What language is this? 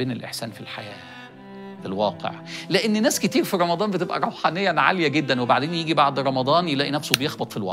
Arabic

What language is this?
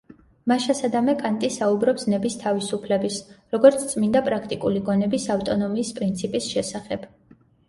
Georgian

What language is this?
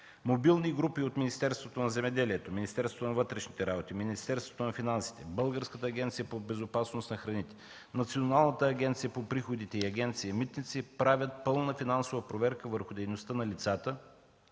Bulgarian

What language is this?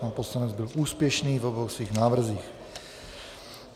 Czech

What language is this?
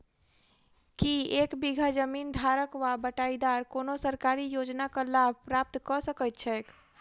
Maithili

